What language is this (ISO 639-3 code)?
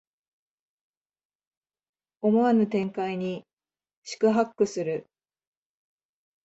jpn